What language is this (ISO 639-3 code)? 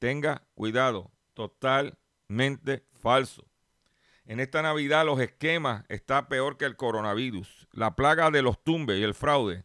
spa